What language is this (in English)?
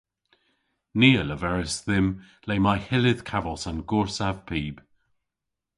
Cornish